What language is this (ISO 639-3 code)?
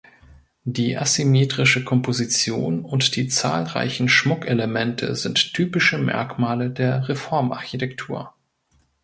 deu